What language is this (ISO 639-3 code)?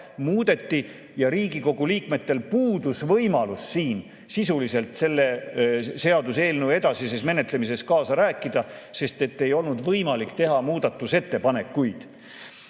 est